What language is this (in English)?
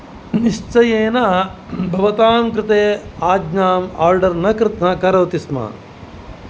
Sanskrit